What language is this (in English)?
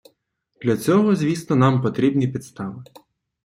Ukrainian